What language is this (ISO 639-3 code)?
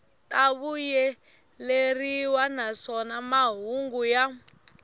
tso